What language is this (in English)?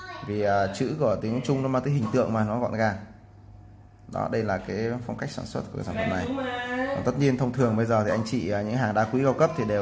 Vietnamese